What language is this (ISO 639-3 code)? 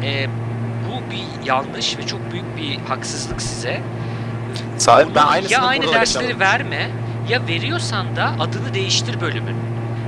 tur